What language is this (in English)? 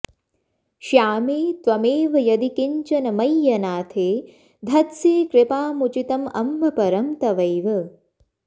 Sanskrit